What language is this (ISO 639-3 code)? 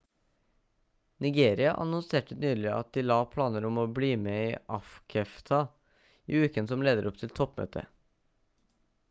nob